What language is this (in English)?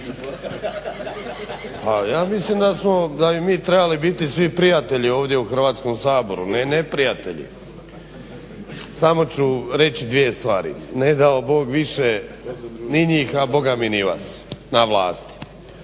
Croatian